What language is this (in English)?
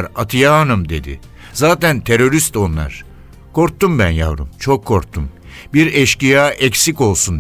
Turkish